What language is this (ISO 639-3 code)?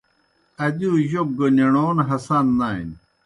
plk